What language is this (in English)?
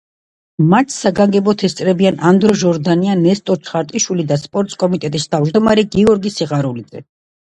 Georgian